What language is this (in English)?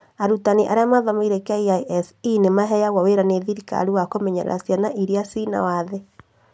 Kikuyu